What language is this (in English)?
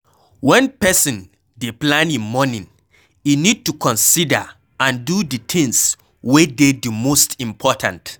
Nigerian Pidgin